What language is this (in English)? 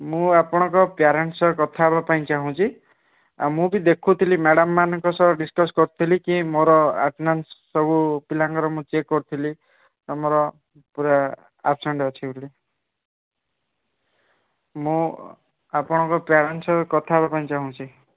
Odia